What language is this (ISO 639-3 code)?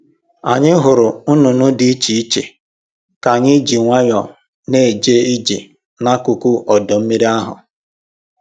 ibo